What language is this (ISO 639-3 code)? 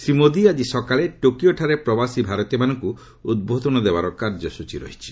ori